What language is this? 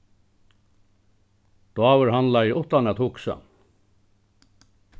Faroese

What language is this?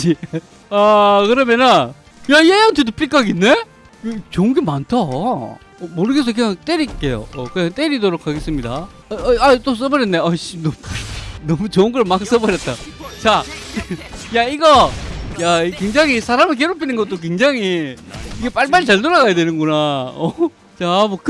Korean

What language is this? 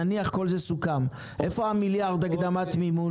Hebrew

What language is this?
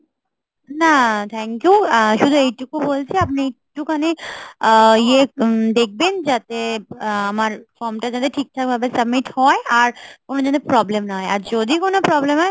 Bangla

